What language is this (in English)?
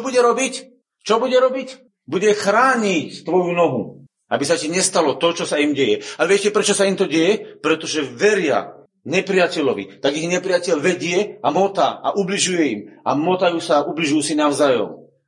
Slovak